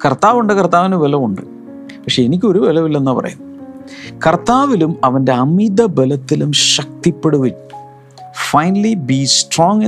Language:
Malayalam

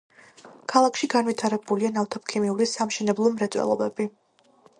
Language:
Georgian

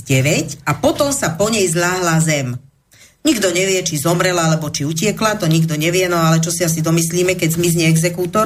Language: Slovak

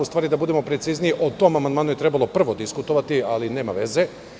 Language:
Serbian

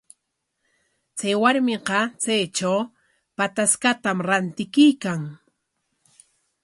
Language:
Corongo Ancash Quechua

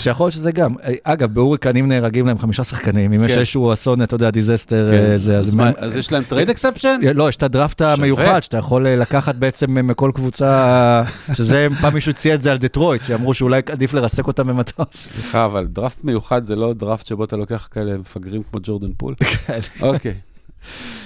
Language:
Hebrew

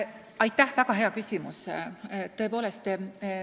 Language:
Estonian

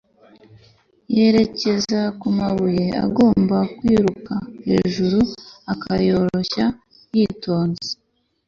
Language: Kinyarwanda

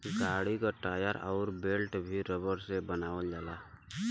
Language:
Bhojpuri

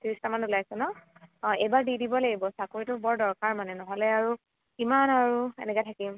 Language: Assamese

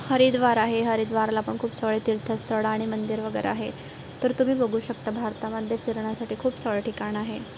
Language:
Marathi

